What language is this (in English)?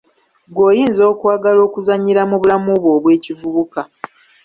Ganda